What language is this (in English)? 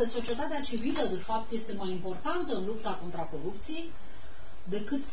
Romanian